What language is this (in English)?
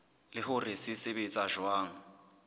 Southern Sotho